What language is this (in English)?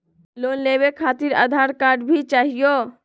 Magahi